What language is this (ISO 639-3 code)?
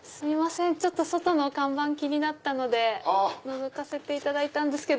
jpn